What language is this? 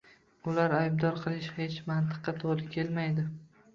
Uzbek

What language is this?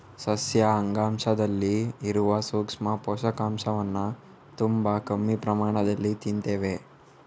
Kannada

